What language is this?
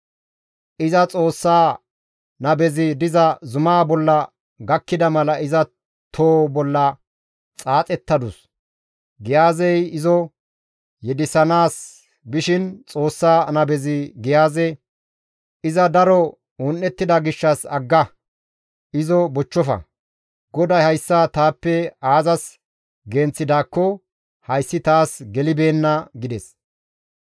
Gamo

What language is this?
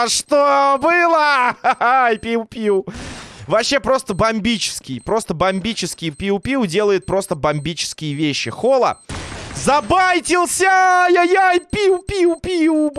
Russian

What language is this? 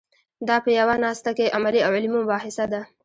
Pashto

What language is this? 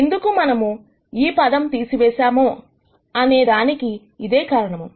Telugu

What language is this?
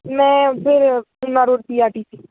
Punjabi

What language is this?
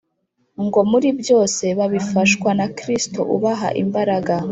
Kinyarwanda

